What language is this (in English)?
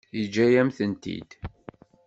Kabyle